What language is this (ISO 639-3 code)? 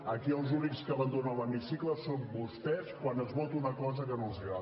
cat